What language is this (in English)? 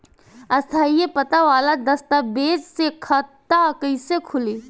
Bhojpuri